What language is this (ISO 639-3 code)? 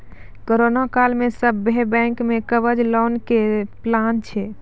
mai